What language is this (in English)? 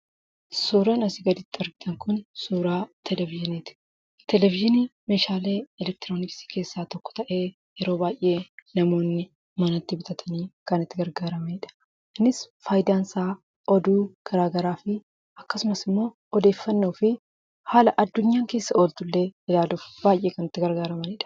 Oromo